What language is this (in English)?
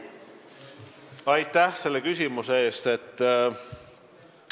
Estonian